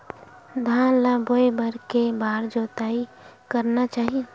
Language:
Chhattisgarhi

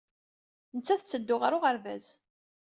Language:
Kabyle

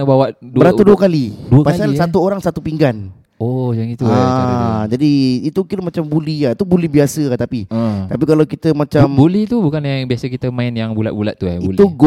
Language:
Malay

